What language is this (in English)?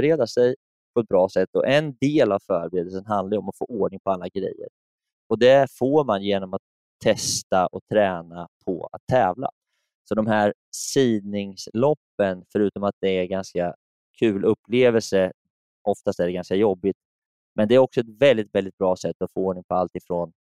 Swedish